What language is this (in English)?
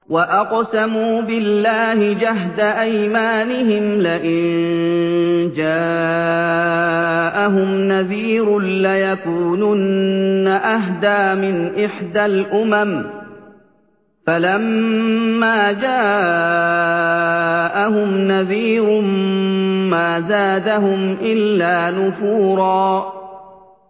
Arabic